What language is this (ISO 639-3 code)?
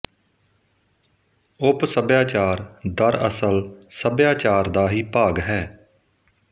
pan